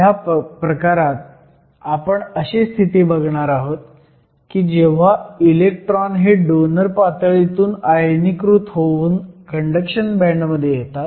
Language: Marathi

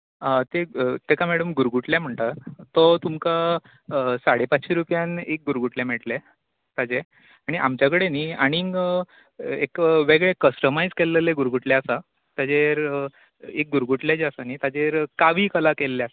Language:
Konkani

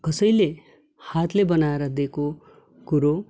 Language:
Nepali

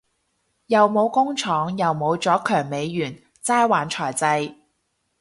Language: Cantonese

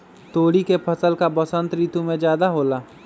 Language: Magahi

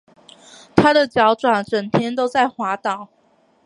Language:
Chinese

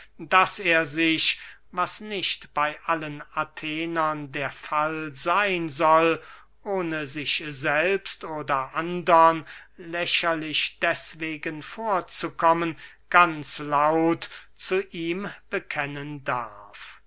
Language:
German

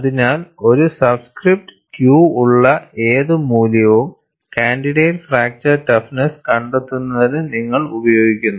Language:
Malayalam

